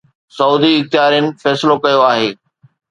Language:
Sindhi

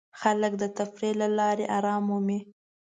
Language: Pashto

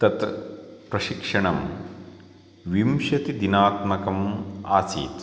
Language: Sanskrit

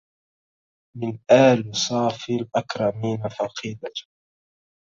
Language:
Arabic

